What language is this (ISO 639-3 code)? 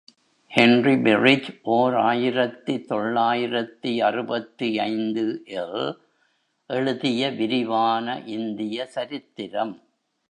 tam